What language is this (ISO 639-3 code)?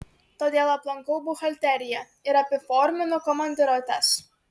lit